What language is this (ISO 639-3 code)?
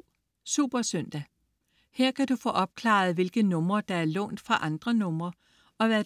dan